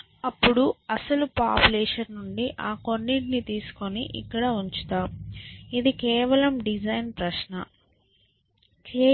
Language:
Telugu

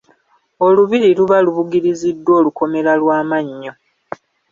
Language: Ganda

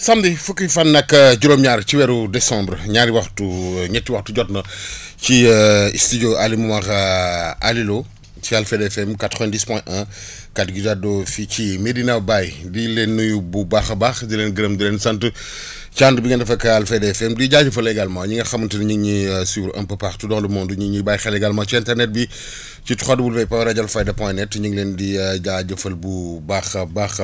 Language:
Wolof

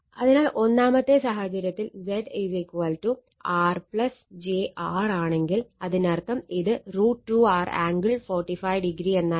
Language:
Malayalam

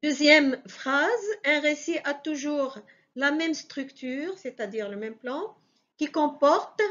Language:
French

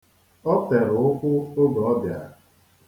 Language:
Igbo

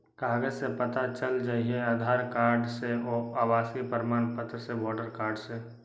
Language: Magahi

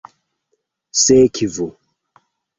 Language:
Esperanto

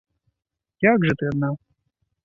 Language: Belarusian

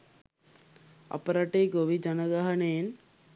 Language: Sinhala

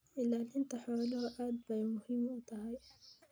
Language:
Somali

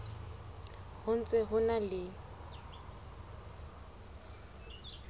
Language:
Southern Sotho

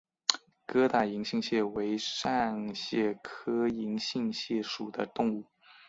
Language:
Chinese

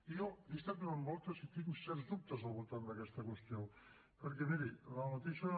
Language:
Catalan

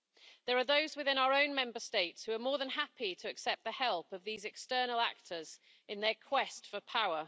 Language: English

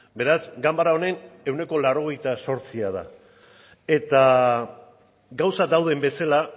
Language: Basque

